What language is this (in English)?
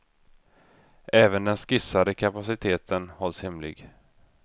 Swedish